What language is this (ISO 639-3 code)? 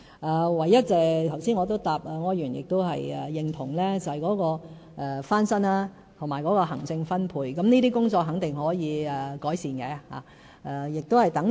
yue